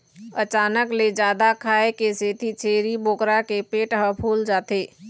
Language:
Chhattisgarhi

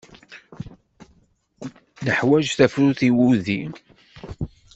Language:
Kabyle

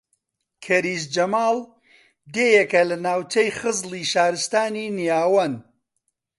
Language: Central Kurdish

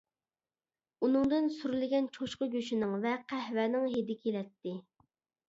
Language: Uyghur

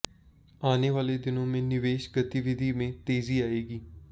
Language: Hindi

